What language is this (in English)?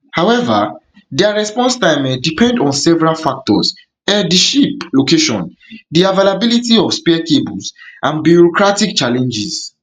Nigerian Pidgin